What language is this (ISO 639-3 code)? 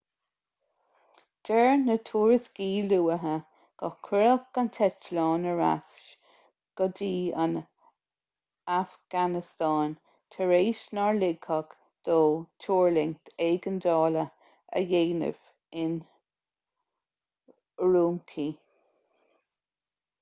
gle